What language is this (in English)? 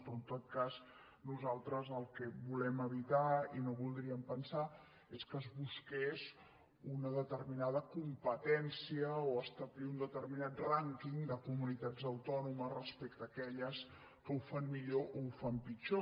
Catalan